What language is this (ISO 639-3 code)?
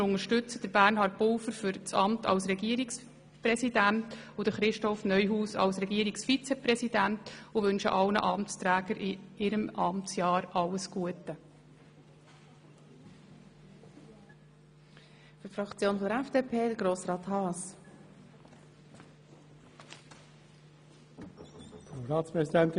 gsw